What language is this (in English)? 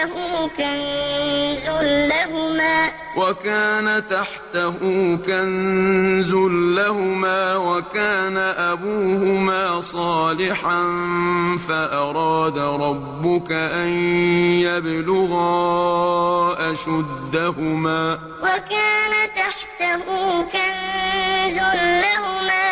Arabic